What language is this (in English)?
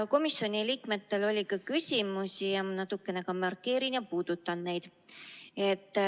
Estonian